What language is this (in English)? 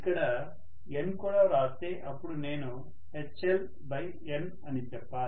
Telugu